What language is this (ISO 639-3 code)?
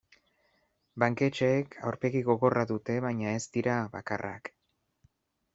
eus